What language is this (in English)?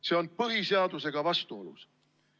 Estonian